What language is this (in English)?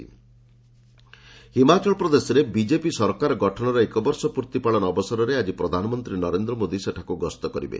Odia